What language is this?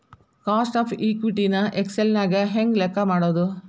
Kannada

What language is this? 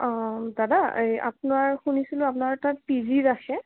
Assamese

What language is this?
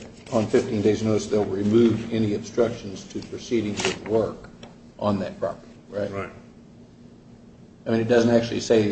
English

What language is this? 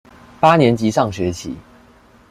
Chinese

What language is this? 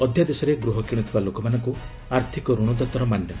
Odia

